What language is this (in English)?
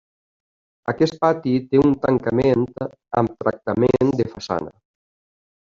Catalan